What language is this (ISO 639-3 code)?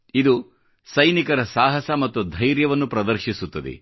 kan